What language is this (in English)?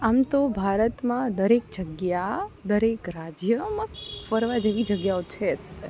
Gujarati